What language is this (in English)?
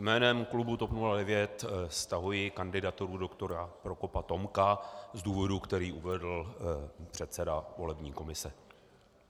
Czech